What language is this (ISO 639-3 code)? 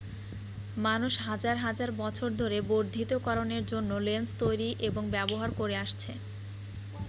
ben